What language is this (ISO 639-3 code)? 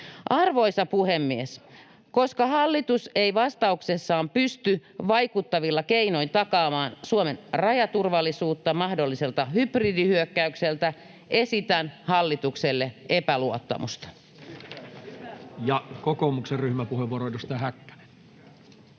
fin